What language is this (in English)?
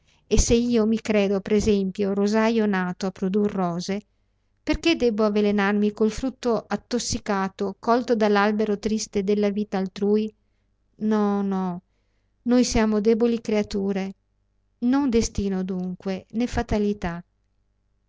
Italian